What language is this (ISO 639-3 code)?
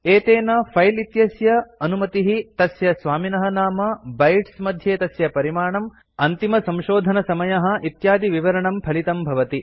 san